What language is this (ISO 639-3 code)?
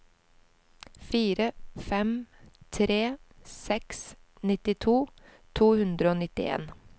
nor